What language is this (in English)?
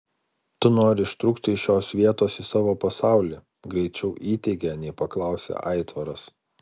Lithuanian